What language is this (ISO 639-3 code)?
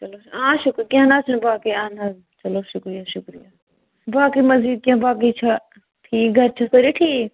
kas